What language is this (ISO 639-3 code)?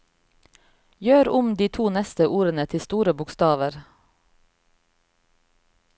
nor